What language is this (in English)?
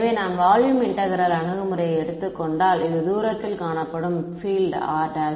Tamil